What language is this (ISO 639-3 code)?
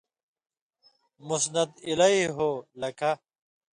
mvy